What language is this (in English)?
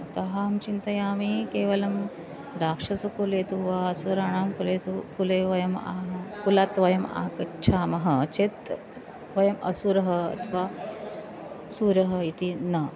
Sanskrit